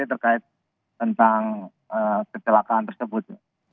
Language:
Indonesian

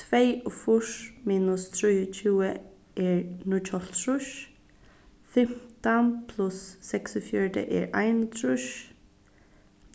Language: Faroese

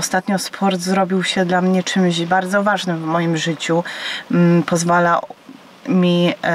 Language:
Polish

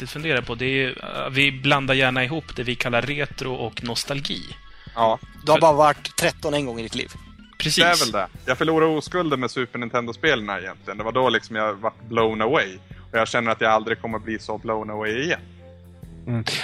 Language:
Swedish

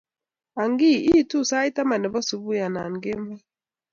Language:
Kalenjin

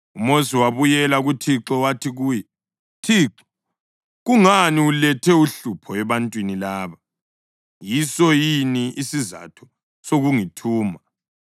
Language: North Ndebele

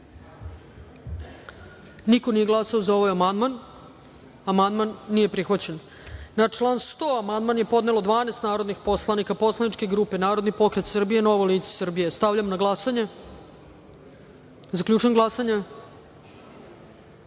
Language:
Serbian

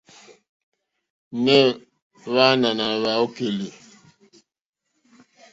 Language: Mokpwe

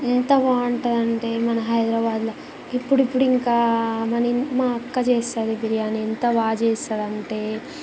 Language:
Telugu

